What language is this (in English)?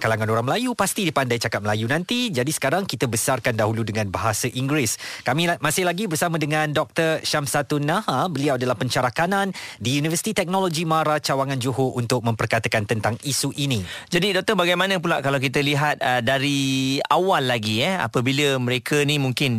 Malay